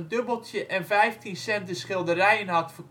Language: Dutch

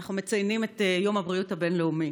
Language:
Hebrew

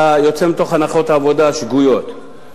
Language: Hebrew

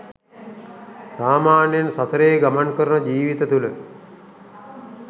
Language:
Sinhala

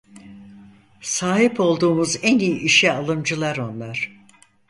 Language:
Turkish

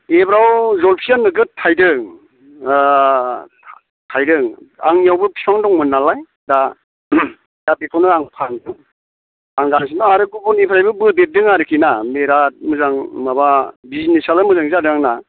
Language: Bodo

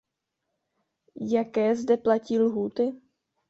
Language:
Czech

